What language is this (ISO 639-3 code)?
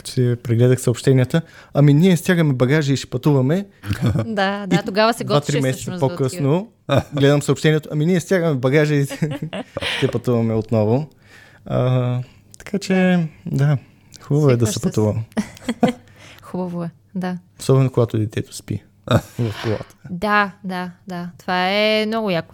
bul